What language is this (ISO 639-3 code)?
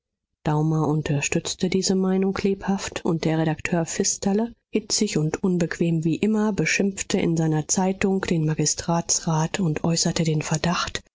deu